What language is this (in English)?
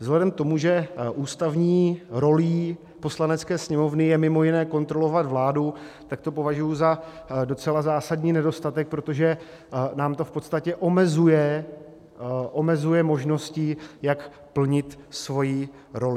Czech